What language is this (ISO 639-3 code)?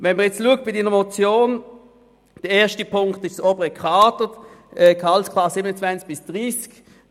gsw